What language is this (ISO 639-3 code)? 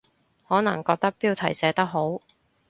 yue